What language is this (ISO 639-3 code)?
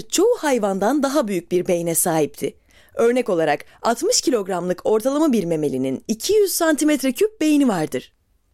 tur